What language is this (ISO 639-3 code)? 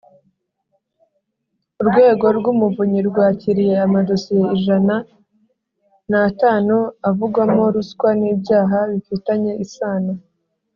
kin